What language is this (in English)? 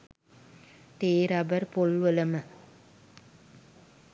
Sinhala